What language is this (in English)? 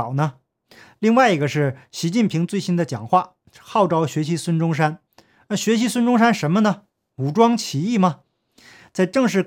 Chinese